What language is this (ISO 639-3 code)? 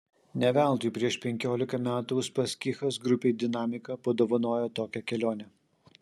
lit